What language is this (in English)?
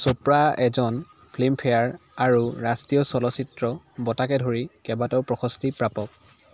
Assamese